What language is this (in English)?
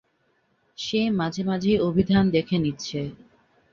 Bangla